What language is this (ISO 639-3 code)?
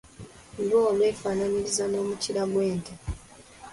lug